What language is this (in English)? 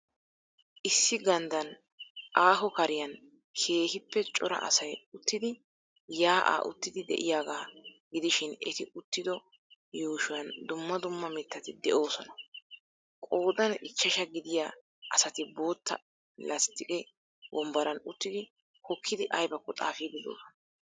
Wolaytta